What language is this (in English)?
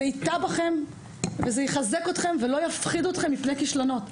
Hebrew